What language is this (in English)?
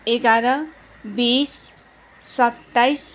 Nepali